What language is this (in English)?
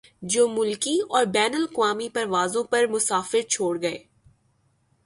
Urdu